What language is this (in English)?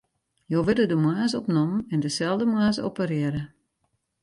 Western Frisian